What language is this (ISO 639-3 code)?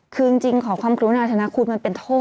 tha